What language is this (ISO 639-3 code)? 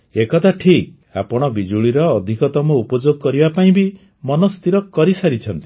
ori